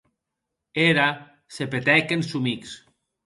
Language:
Occitan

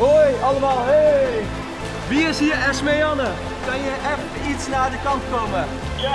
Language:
Dutch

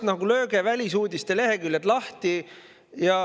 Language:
Estonian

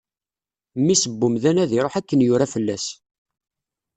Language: Kabyle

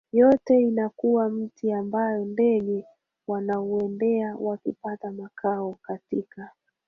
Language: Swahili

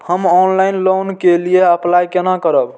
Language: Maithili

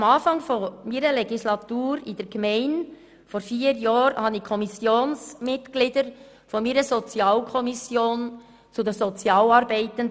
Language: Swiss German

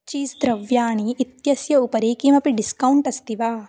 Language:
Sanskrit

